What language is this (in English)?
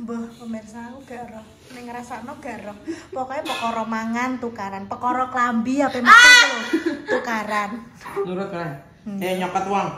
Indonesian